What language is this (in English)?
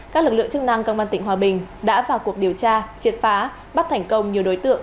Vietnamese